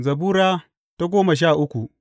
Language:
Hausa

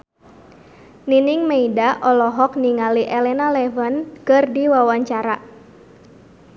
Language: Sundanese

